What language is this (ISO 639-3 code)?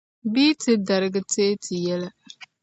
dag